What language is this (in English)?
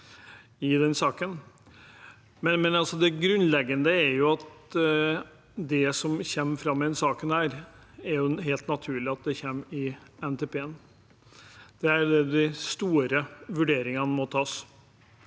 Norwegian